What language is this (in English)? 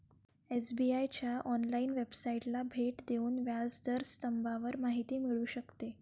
Marathi